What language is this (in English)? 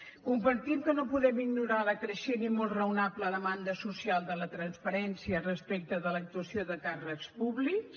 Catalan